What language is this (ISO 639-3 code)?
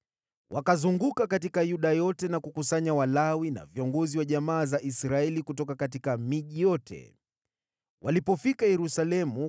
swa